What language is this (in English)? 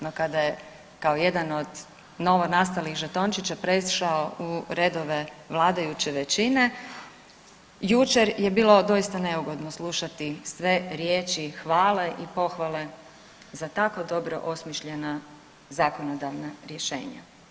Croatian